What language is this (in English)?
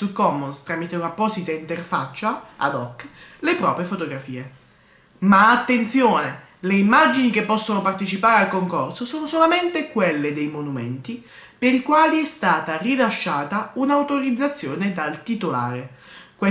Italian